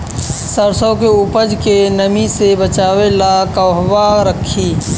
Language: Bhojpuri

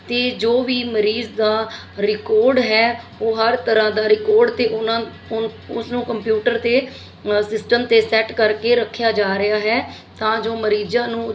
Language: Punjabi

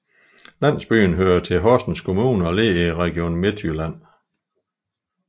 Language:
Danish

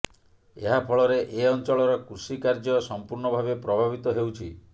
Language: Odia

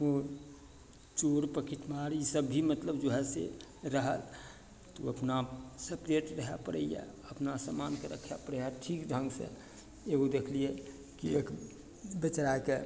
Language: Maithili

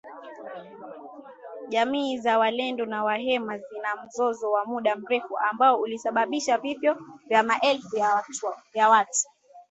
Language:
Swahili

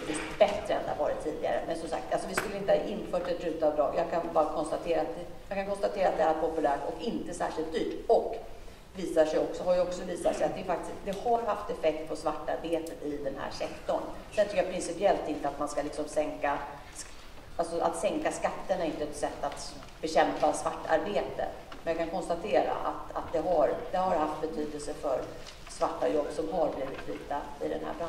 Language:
Swedish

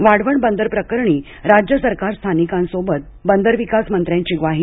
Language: Marathi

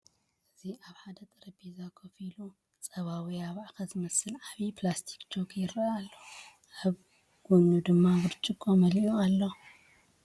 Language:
Tigrinya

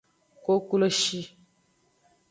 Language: Aja (Benin)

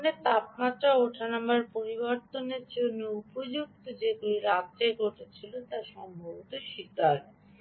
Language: Bangla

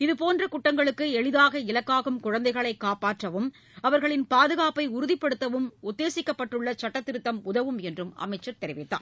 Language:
Tamil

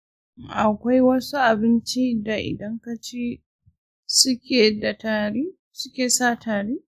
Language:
Hausa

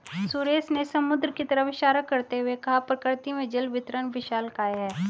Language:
Hindi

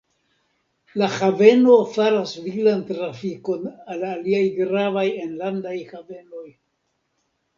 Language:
Esperanto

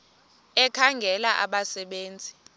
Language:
Xhosa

